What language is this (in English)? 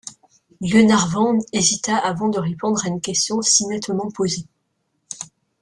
French